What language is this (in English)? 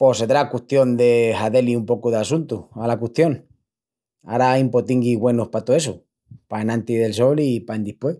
Extremaduran